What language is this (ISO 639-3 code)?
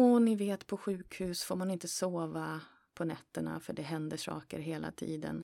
swe